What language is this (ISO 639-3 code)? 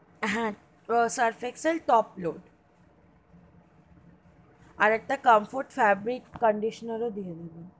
ben